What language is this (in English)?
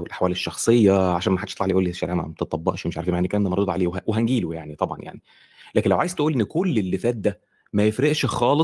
Arabic